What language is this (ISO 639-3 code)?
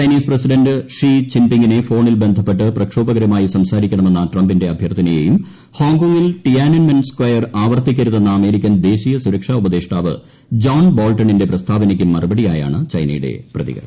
mal